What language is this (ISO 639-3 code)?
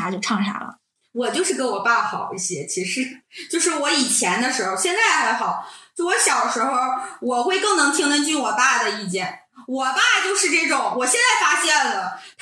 zho